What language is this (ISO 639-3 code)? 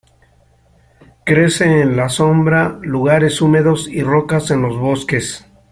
spa